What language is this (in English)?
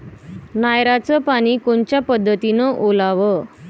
Marathi